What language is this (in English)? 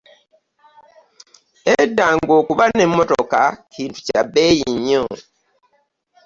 Ganda